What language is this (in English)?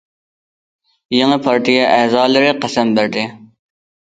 Uyghur